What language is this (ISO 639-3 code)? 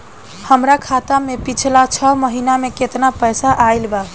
bho